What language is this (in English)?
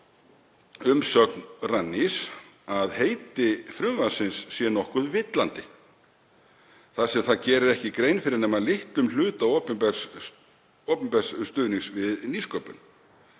Icelandic